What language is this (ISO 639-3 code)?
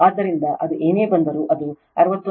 kan